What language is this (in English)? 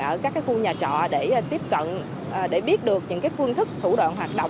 Vietnamese